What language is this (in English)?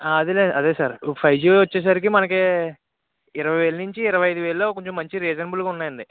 Telugu